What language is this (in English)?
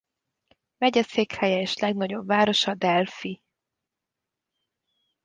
Hungarian